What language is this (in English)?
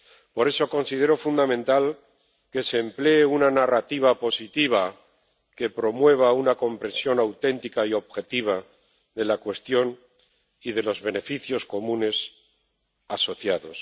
Spanish